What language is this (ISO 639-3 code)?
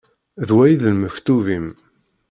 kab